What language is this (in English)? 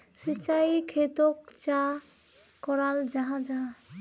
Magahi